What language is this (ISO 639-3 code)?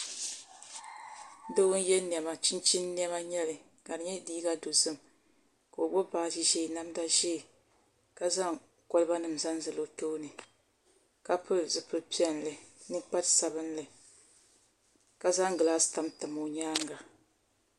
dag